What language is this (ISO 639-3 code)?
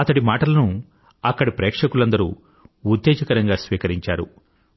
tel